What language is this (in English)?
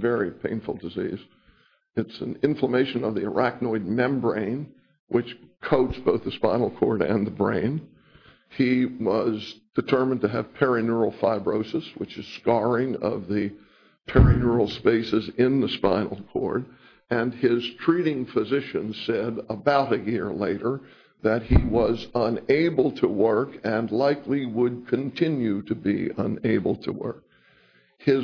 English